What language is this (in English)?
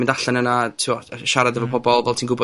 Welsh